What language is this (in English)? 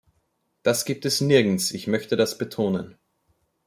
German